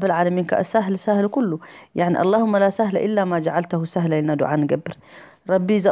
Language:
Arabic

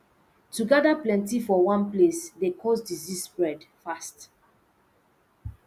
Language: Nigerian Pidgin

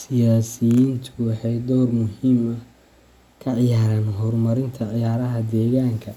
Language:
Somali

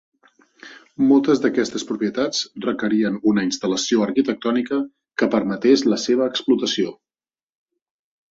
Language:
Catalan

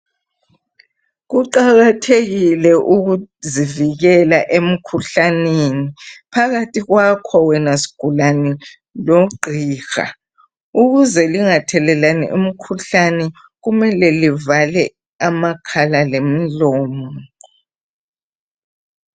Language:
North Ndebele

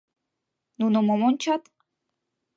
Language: Mari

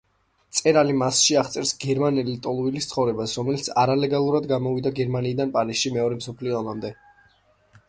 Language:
Georgian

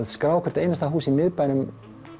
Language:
Icelandic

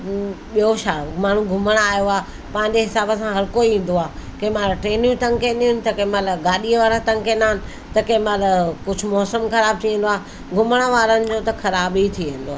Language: Sindhi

